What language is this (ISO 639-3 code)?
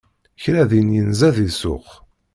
kab